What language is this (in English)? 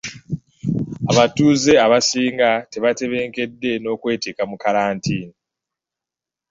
Ganda